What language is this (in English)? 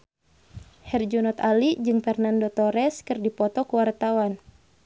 Sundanese